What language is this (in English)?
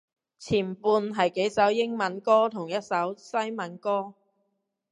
Cantonese